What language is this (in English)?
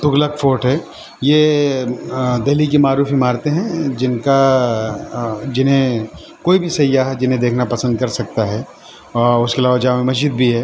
Urdu